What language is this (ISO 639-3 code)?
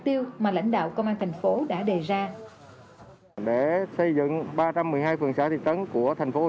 vie